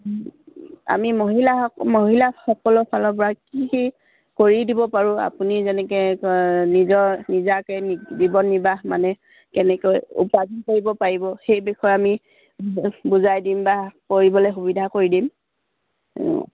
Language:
Assamese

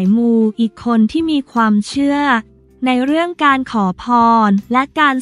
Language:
Thai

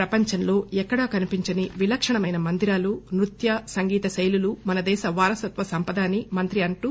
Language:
Telugu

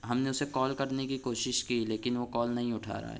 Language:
Urdu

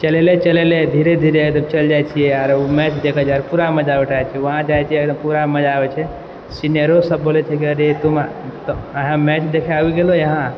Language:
Maithili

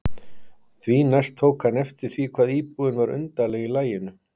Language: Icelandic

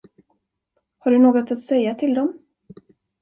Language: Swedish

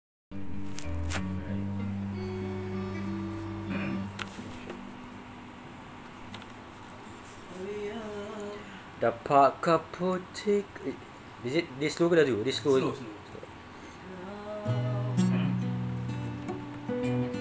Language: Malay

